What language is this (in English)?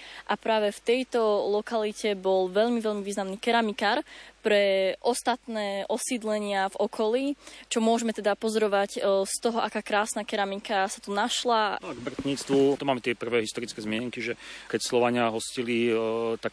Slovak